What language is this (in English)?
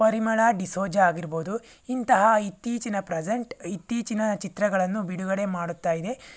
Kannada